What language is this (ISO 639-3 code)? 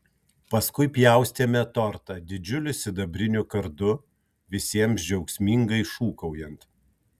lit